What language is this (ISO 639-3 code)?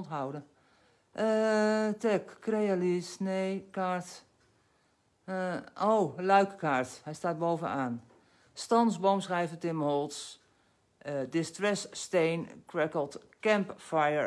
nld